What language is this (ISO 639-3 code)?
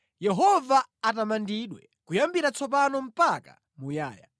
nya